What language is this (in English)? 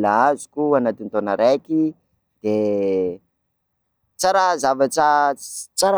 Sakalava Malagasy